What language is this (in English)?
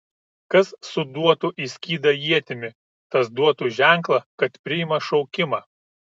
Lithuanian